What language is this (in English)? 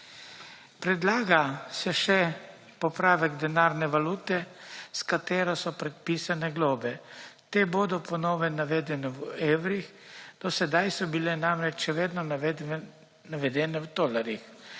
Slovenian